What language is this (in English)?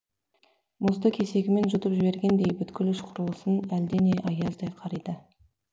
Kazakh